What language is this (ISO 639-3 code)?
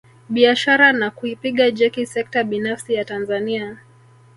swa